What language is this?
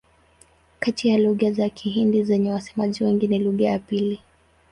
Swahili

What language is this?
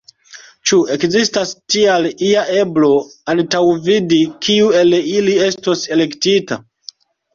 Esperanto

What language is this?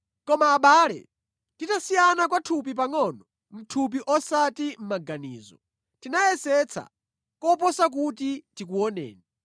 Nyanja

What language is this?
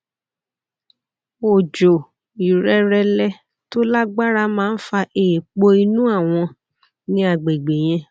Yoruba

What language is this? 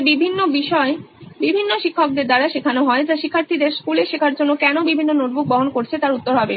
Bangla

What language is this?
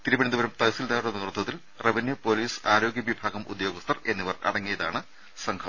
Malayalam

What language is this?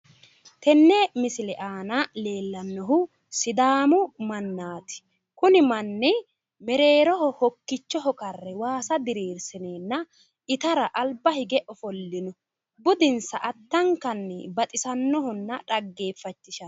Sidamo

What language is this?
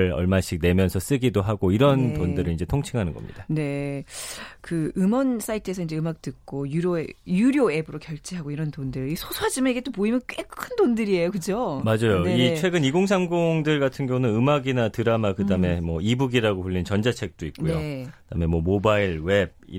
Korean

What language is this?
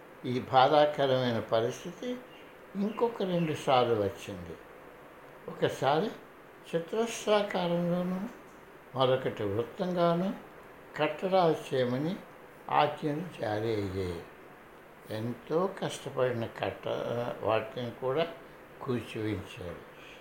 Telugu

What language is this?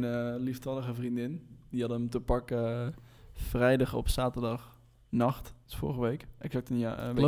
Dutch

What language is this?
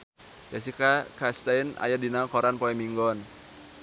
Sundanese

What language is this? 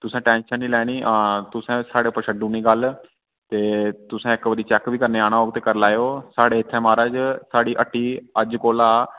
Dogri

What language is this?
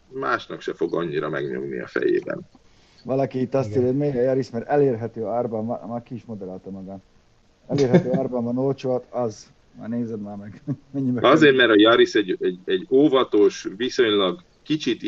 Hungarian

